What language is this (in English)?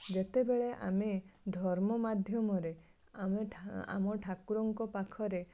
Odia